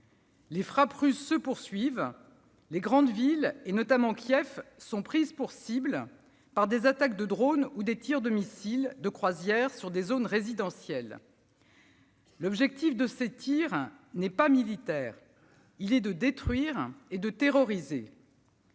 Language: French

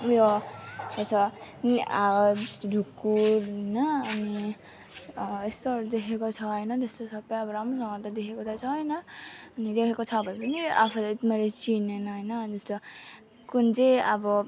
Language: Nepali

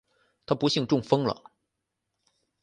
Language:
Chinese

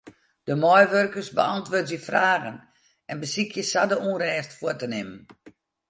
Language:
Western Frisian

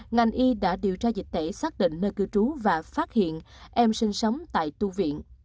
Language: Vietnamese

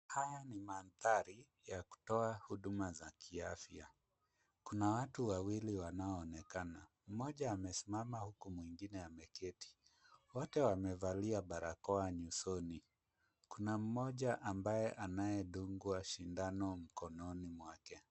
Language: Swahili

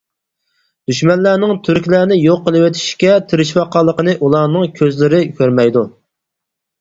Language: Uyghur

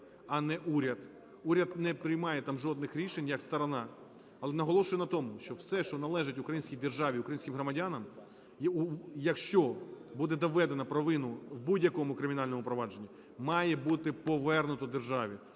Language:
Ukrainian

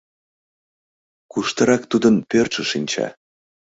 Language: Mari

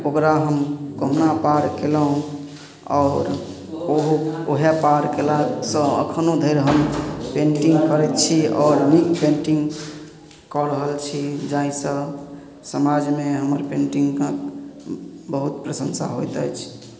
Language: Maithili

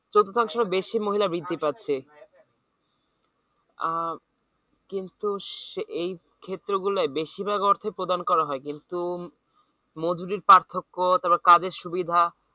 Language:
Bangla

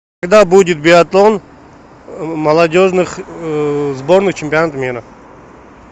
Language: Russian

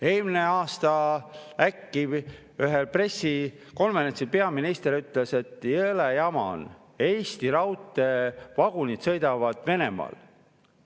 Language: Estonian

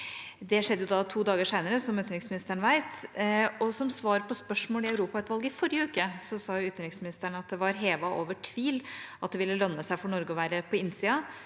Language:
Norwegian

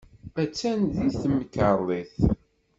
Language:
Kabyle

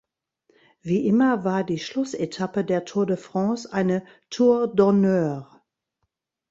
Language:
German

